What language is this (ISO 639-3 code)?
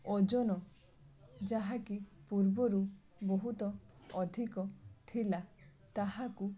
ori